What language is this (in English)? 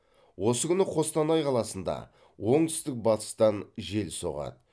Kazakh